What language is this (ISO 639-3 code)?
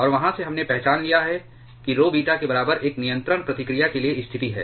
hin